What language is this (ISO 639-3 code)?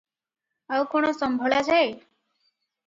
ori